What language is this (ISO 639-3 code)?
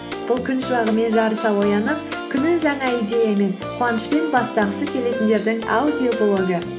kaz